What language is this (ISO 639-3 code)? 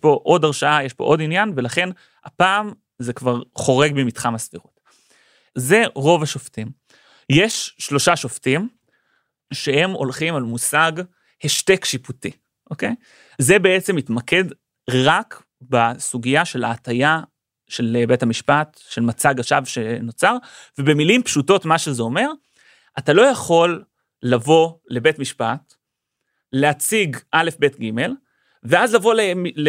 heb